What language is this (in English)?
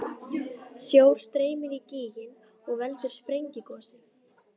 Icelandic